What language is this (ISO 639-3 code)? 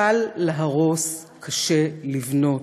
heb